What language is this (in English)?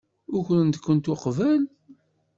Kabyle